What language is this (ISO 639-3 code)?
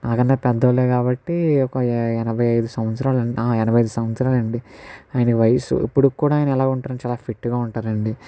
tel